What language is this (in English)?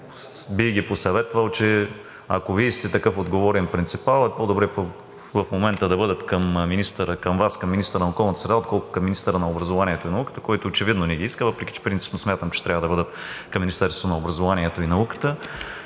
Bulgarian